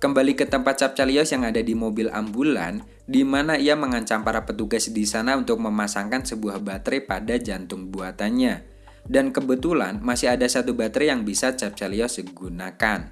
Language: Indonesian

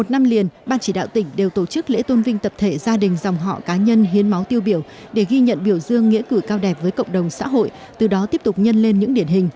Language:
Vietnamese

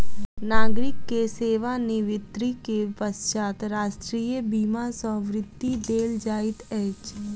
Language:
Maithili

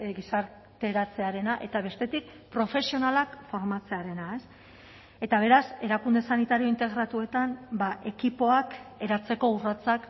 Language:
Basque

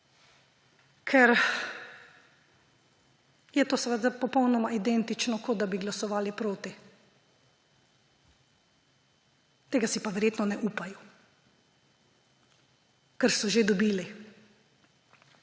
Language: Slovenian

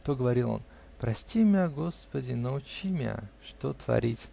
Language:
Russian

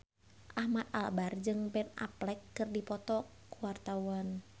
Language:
Sundanese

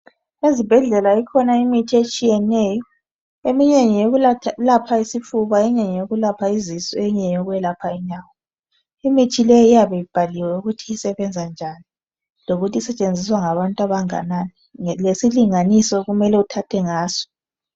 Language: North Ndebele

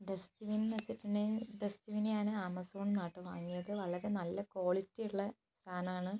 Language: Malayalam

